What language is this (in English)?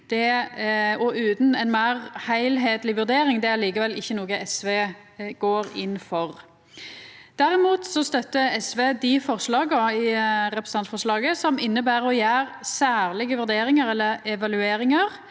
Norwegian